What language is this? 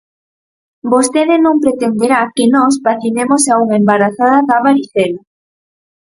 Galician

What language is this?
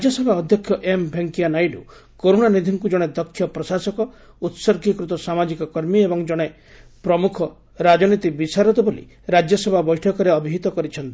Odia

